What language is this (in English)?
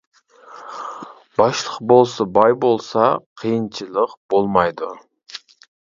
Uyghur